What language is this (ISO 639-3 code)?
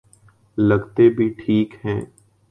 urd